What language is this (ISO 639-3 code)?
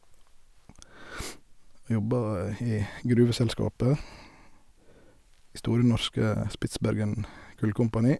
nor